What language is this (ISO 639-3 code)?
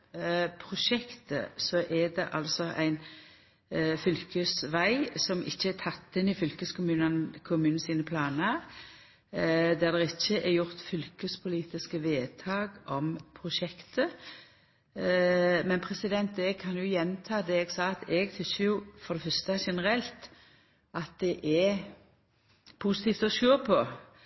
nno